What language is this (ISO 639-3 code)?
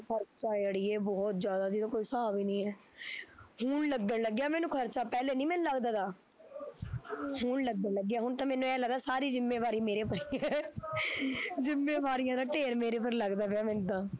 pan